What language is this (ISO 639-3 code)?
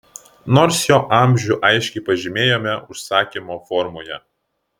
lit